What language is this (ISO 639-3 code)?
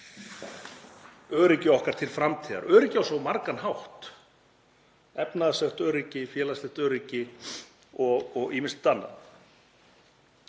isl